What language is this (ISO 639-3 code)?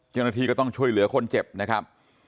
tha